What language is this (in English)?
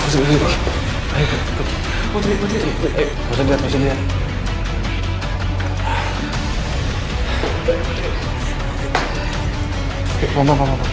Indonesian